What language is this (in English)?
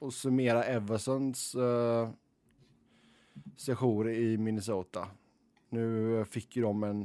Swedish